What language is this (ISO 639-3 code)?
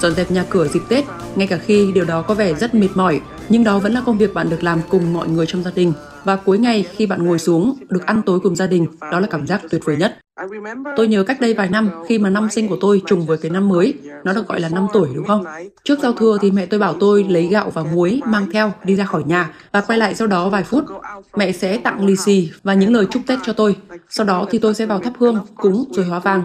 vie